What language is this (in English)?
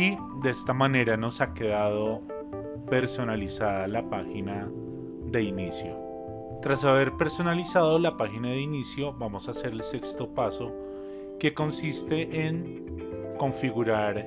Spanish